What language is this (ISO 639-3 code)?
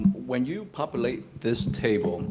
eng